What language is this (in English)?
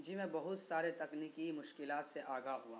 Urdu